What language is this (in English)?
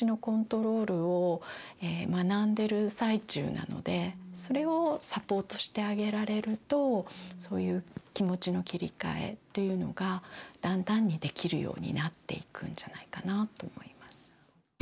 Japanese